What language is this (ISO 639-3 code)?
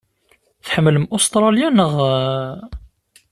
kab